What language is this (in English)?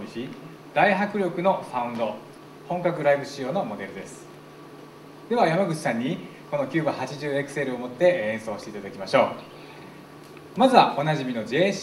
Japanese